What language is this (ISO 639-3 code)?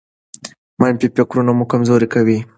pus